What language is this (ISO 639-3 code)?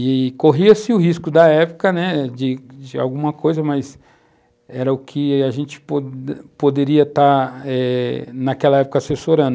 por